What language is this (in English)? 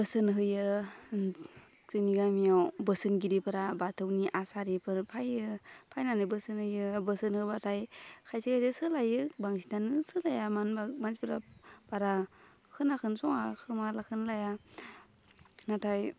Bodo